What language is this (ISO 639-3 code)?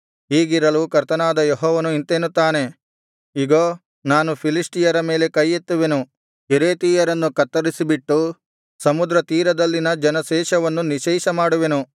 kan